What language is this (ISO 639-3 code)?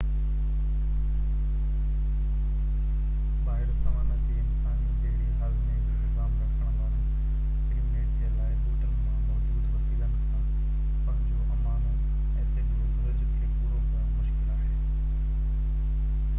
snd